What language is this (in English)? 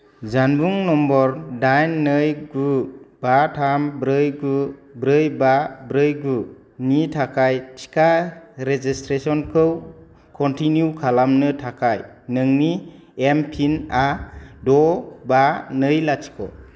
Bodo